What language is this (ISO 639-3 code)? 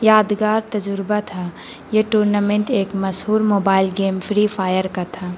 urd